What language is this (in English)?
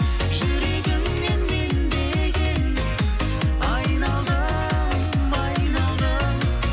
Kazakh